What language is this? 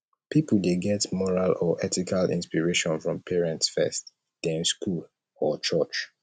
Nigerian Pidgin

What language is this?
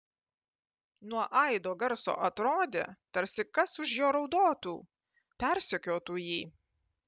Lithuanian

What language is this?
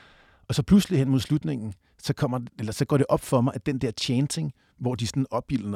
Danish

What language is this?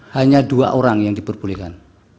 Indonesian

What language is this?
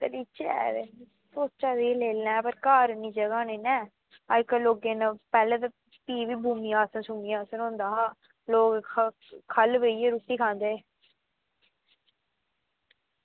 Dogri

